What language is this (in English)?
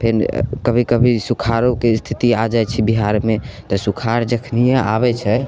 Maithili